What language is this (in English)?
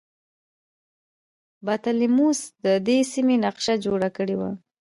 Pashto